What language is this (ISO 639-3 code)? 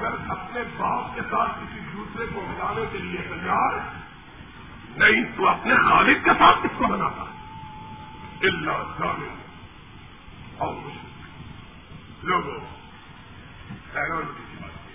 urd